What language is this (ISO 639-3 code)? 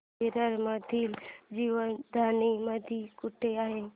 mar